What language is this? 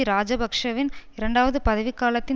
Tamil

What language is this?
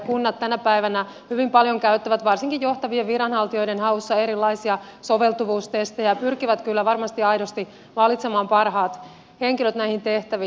Finnish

